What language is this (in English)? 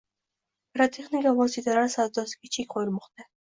Uzbek